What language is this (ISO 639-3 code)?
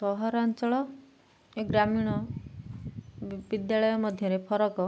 ori